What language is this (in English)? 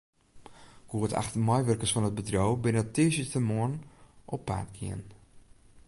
Western Frisian